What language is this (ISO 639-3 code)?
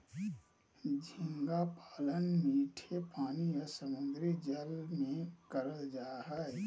mag